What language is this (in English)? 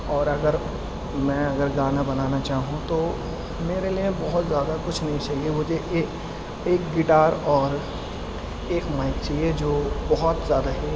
Urdu